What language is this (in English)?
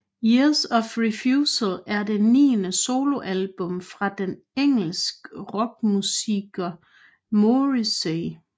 Danish